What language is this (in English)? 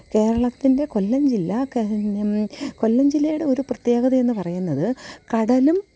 Malayalam